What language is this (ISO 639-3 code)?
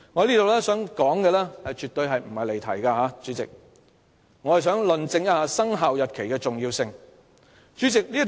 yue